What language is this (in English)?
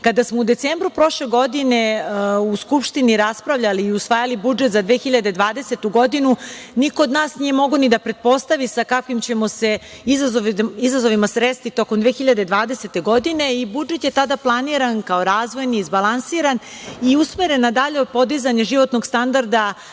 Serbian